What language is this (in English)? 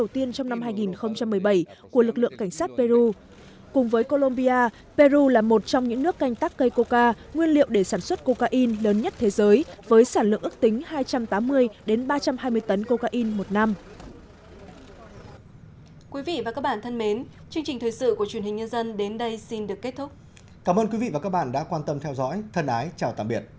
Vietnamese